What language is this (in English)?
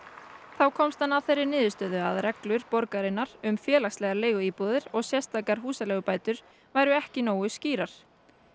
Icelandic